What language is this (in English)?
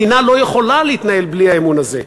Hebrew